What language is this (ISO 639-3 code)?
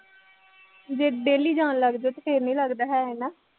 pan